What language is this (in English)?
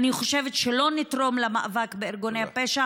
Hebrew